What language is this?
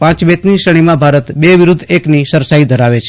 Gujarati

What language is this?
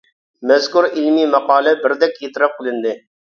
Uyghur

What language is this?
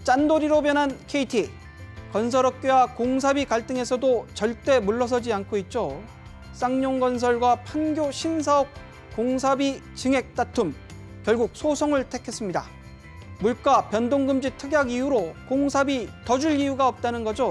Korean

